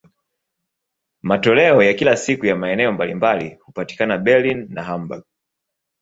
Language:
Swahili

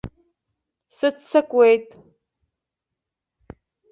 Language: Abkhazian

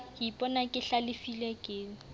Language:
Southern Sotho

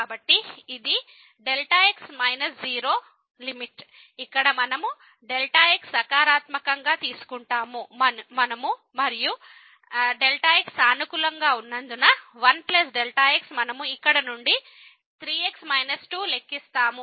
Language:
Telugu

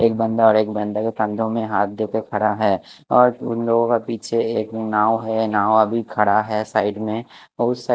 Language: Hindi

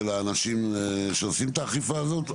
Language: Hebrew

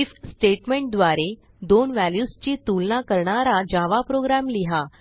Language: Marathi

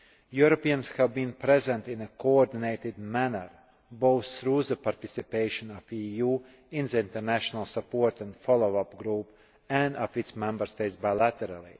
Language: English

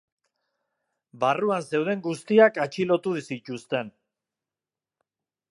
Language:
Basque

